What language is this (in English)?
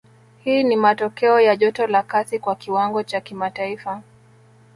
Swahili